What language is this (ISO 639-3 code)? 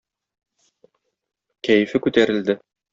tat